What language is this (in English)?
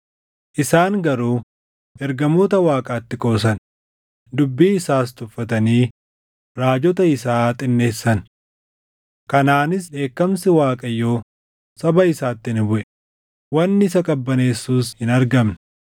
Oromo